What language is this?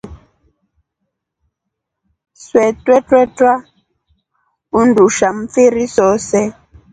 Rombo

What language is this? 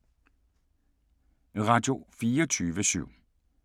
Danish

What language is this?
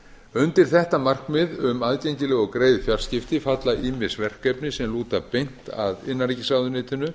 Icelandic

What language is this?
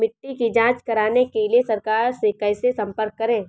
Hindi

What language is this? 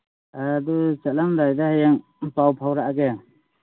Manipuri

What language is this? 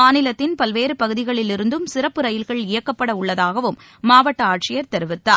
Tamil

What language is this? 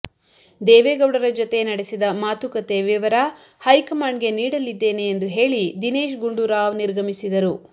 Kannada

